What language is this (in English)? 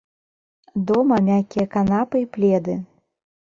Belarusian